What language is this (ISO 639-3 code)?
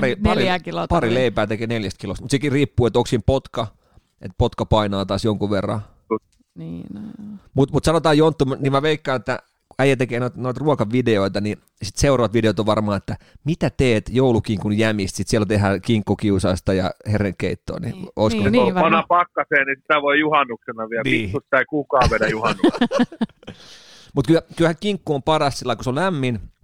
fin